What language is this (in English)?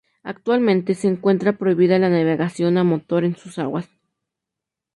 Spanish